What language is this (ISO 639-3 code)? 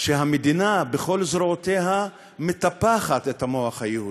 heb